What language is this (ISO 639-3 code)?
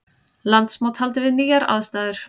isl